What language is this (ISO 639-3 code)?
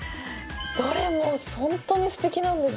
jpn